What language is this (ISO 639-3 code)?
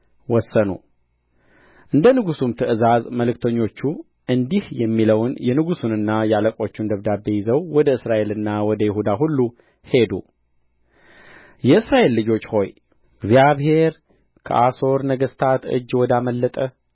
amh